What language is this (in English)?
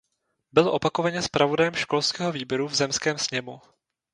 Czech